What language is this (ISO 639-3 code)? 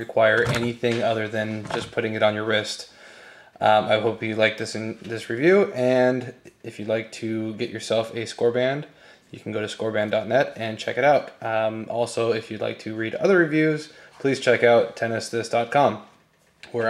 eng